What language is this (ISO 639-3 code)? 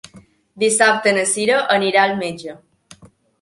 cat